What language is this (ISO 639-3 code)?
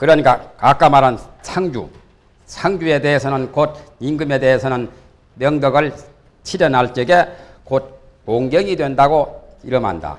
kor